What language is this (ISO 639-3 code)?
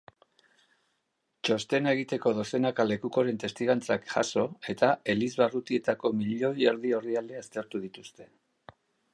eus